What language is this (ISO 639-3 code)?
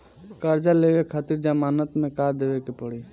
bho